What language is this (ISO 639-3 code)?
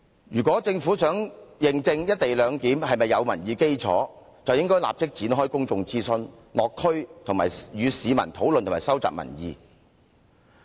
yue